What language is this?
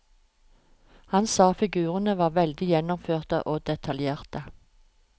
Norwegian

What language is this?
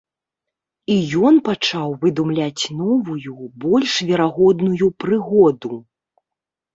Belarusian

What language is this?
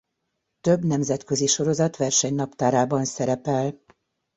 Hungarian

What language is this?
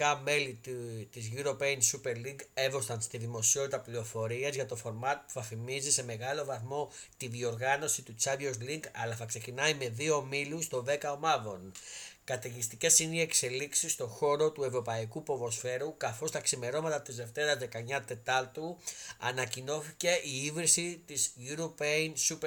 Greek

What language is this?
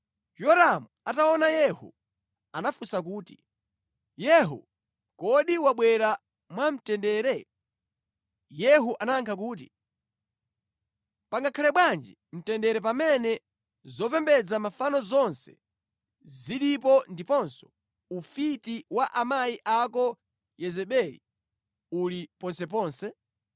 Nyanja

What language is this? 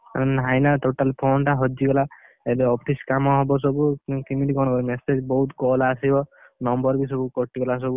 Odia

